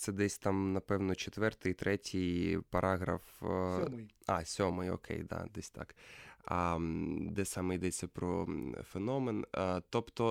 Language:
Ukrainian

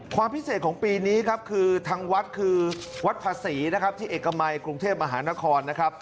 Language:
Thai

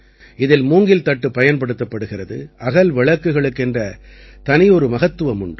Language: Tamil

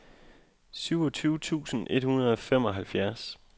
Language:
Danish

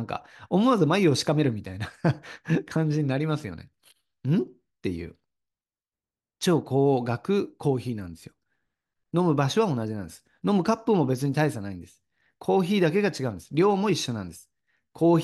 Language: Japanese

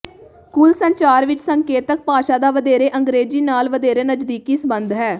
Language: Punjabi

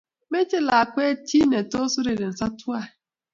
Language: Kalenjin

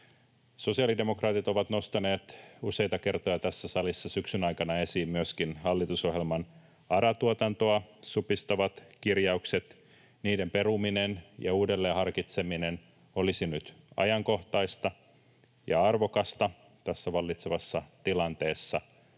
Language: Finnish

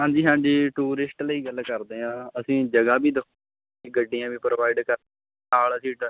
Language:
Punjabi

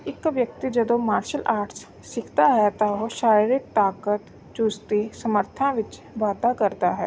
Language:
Punjabi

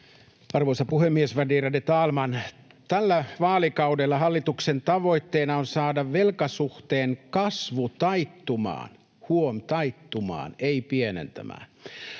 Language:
Finnish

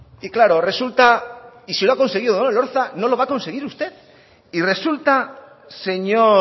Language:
Spanish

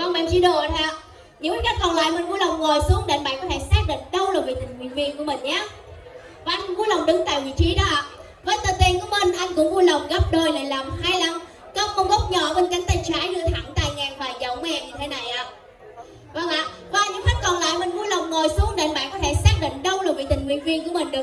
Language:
Vietnamese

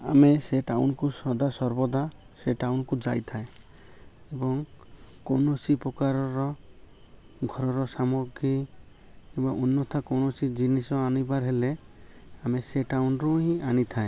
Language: Odia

